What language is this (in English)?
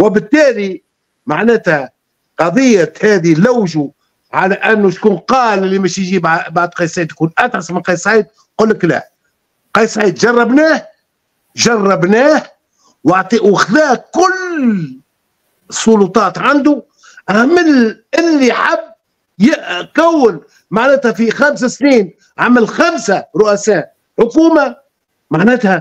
Arabic